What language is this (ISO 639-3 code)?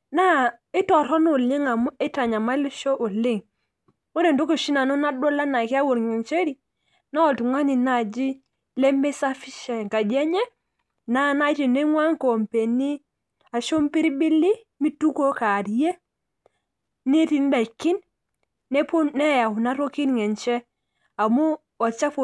mas